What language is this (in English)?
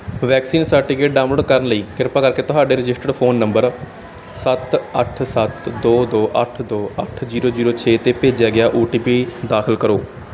Punjabi